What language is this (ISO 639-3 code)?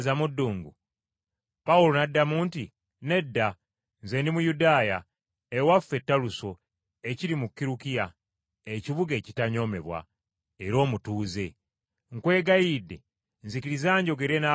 lug